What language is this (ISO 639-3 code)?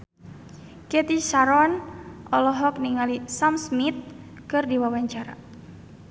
sun